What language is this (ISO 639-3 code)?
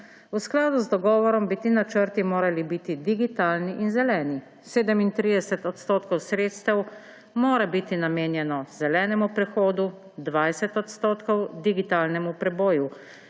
slv